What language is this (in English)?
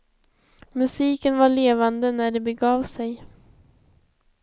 Swedish